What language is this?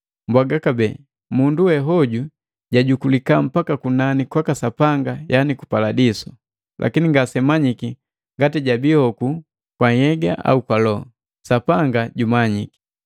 Matengo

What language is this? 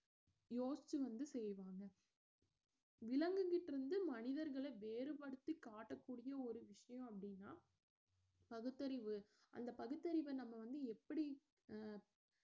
Tamil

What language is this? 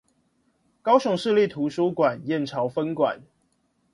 Chinese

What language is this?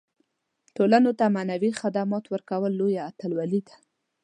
Pashto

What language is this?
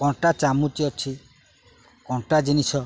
Odia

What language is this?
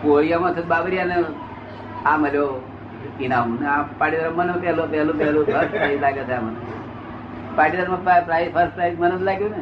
Gujarati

